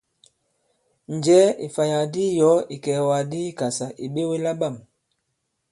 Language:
Bankon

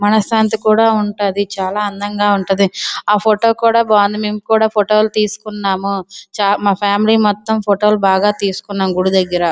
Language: Telugu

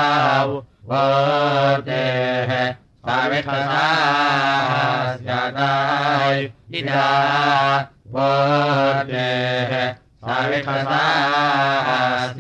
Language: Thai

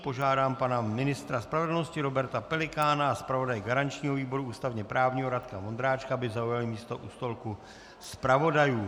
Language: Czech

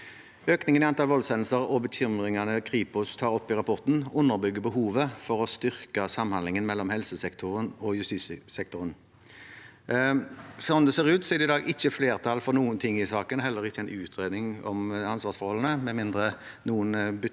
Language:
Norwegian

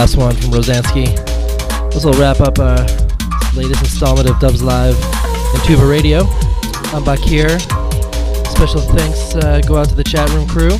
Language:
English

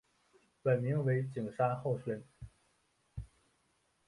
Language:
Chinese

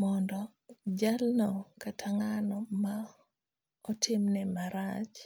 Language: Luo (Kenya and Tanzania)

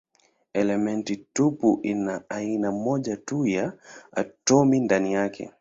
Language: Swahili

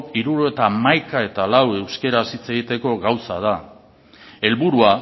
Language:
Basque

